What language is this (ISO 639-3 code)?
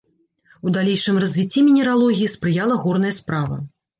bel